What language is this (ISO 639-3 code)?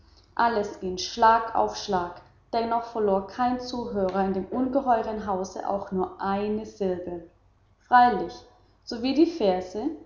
deu